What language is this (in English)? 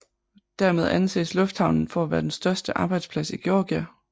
Danish